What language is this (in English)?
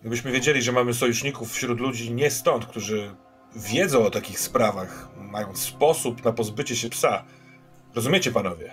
Polish